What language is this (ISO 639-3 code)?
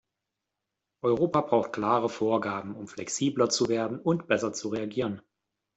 deu